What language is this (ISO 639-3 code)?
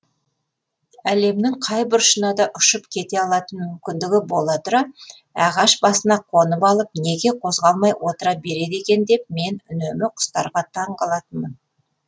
kaz